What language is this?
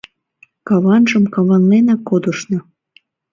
Mari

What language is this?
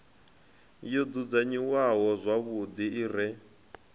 Venda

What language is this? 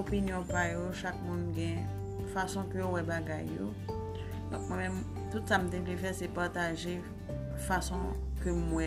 Filipino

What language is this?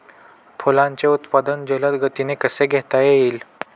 Marathi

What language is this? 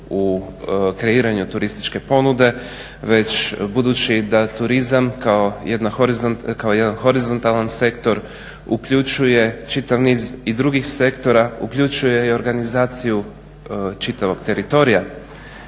Croatian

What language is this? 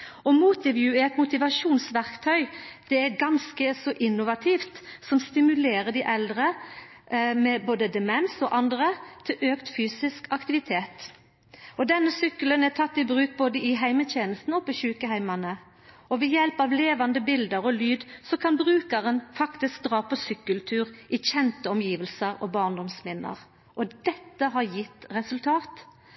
Norwegian Nynorsk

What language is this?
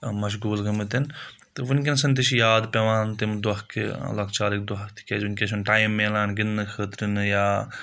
Kashmiri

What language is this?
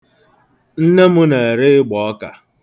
Igbo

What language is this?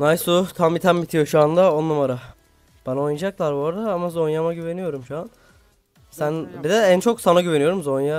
Turkish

